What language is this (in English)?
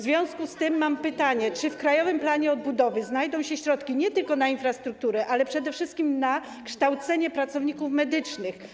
Polish